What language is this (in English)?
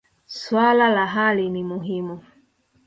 Swahili